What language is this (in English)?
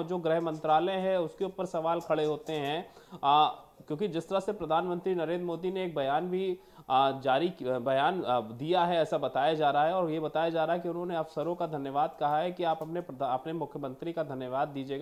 Hindi